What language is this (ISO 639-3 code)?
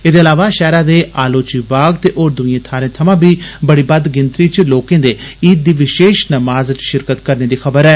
doi